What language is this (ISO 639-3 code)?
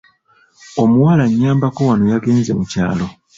lug